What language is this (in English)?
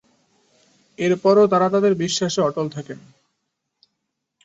Bangla